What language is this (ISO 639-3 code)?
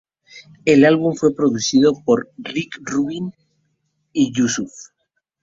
spa